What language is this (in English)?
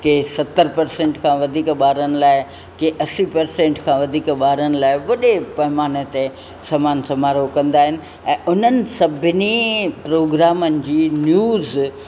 Sindhi